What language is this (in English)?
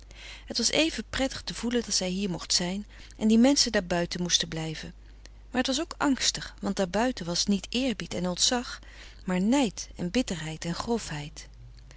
Dutch